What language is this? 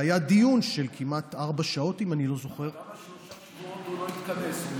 Hebrew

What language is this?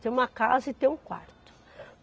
Portuguese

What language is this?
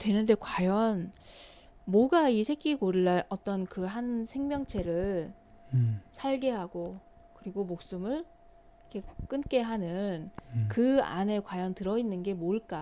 Korean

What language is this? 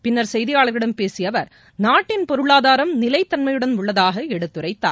Tamil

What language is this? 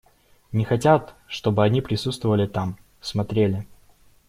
Russian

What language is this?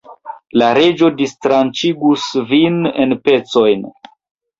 Esperanto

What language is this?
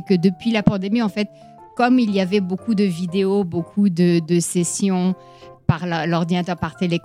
French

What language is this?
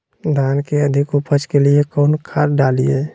Magahi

